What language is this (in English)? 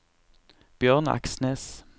Norwegian